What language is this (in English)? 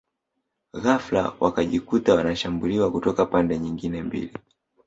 Swahili